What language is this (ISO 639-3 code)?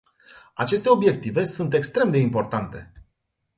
ron